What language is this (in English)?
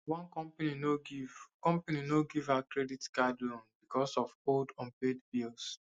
Nigerian Pidgin